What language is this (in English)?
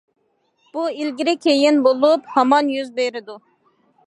Uyghur